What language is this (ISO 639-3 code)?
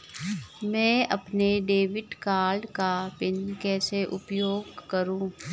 hin